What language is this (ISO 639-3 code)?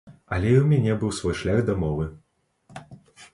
bel